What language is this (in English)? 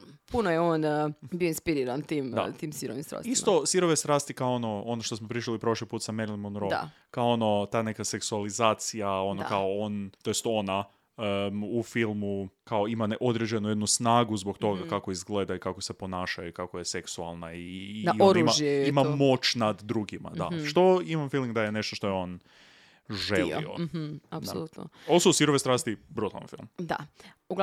Croatian